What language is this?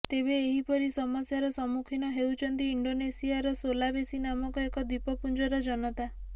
Odia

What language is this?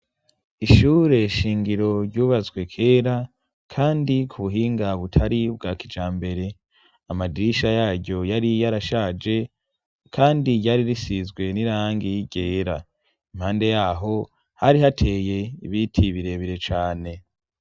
Rundi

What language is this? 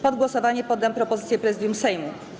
Polish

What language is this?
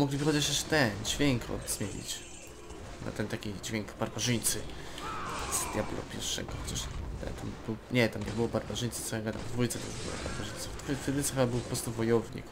Polish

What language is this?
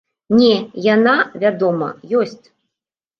Belarusian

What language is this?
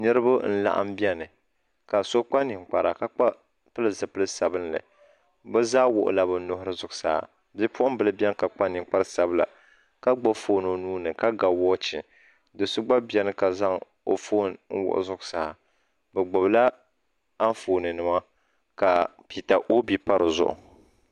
Dagbani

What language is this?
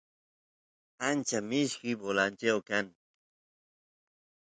Santiago del Estero Quichua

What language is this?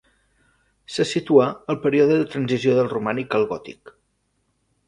Catalan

